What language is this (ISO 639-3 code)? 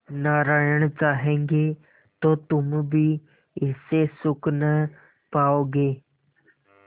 hin